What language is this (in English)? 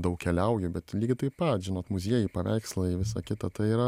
Lithuanian